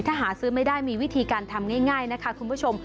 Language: Thai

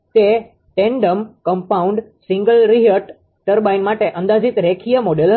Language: Gujarati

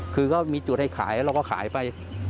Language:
Thai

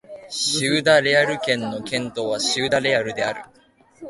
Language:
Japanese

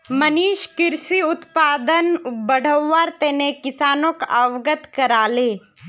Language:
Magahi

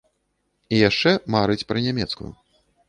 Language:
Belarusian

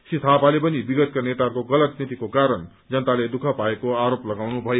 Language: Nepali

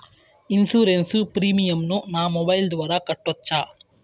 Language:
Telugu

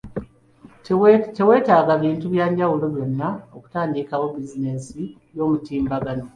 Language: Ganda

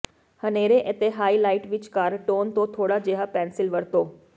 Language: Punjabi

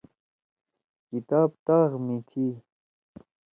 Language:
Torwali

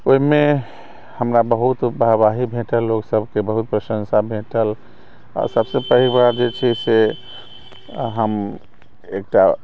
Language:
Maithili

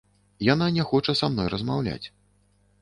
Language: Belarusian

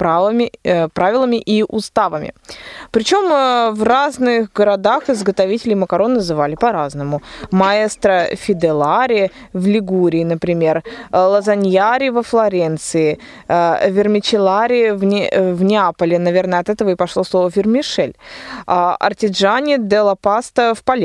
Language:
Russian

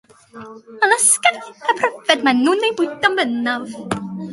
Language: Welsh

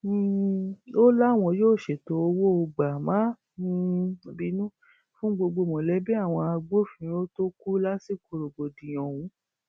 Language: Yoruba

